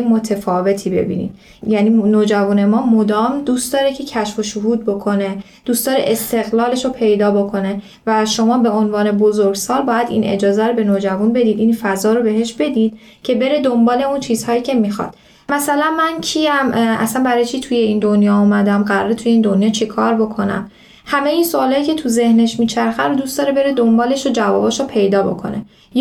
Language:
Persian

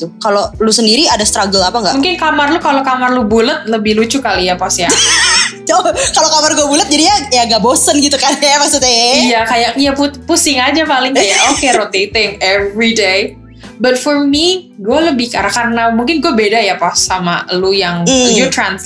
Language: Indonesian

